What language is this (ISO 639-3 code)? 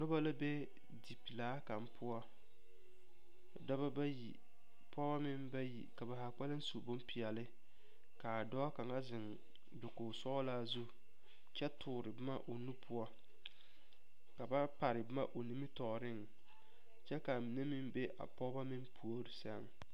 dga